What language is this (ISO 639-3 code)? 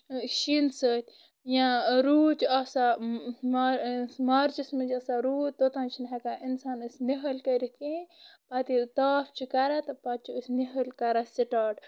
kas